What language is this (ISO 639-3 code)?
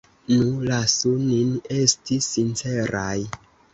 epo